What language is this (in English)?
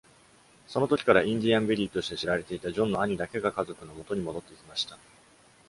Japanese